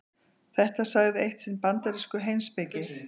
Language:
Icelandic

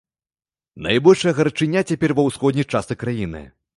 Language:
Belarusian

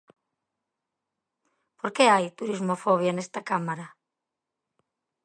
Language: Galician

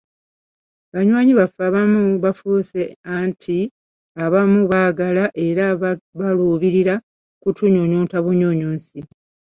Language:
Ganda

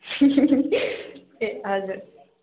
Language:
Nepali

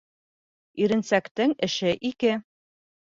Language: Bashkir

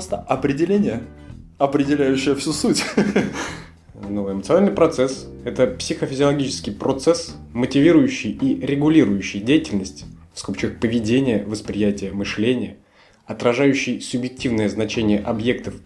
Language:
Russian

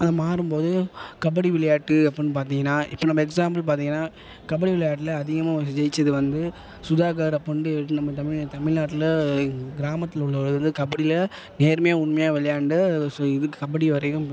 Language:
Tamil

